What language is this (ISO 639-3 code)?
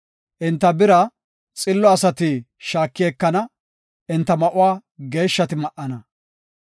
gof